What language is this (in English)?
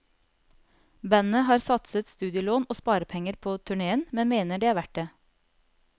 Norwegian